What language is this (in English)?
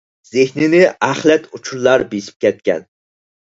Uyghur